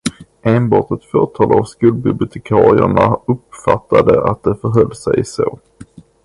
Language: Swedish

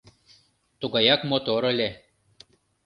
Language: Mari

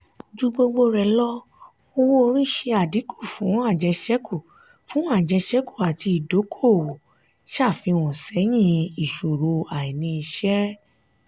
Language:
Yoruba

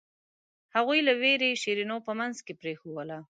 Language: Pashto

